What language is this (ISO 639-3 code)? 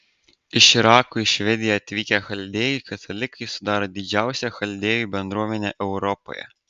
lit